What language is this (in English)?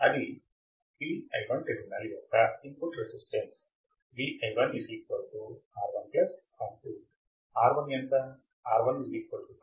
Telugu